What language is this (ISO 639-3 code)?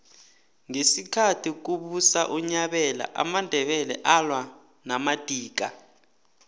nbl